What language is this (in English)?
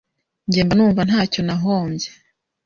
Kinyarwanda